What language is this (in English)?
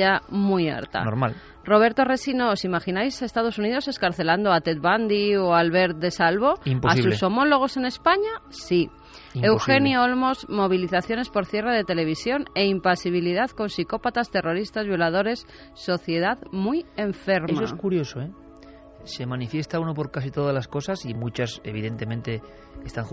Spanish